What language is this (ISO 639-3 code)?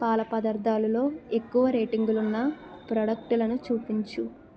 tel